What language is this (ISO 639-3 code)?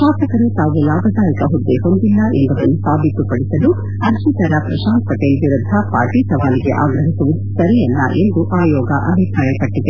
kan